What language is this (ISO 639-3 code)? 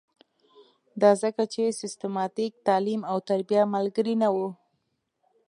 pus